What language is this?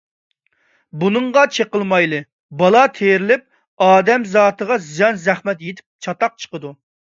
Uyghur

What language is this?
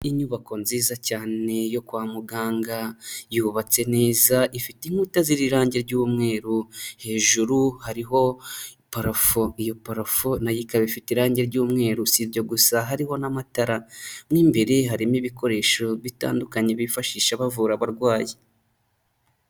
Kinyarwanda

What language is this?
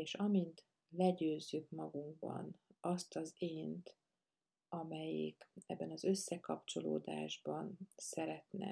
Hungarian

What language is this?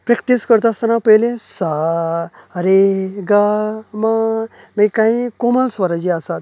Konkani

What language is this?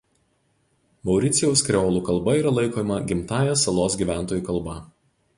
Lithuanian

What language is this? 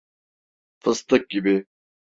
Turkish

